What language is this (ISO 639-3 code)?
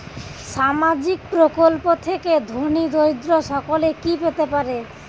ben